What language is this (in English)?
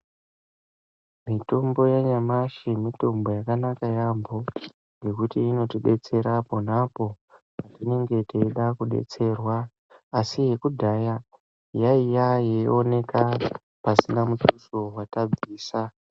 Ndau